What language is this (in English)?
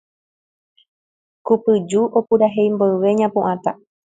Guarani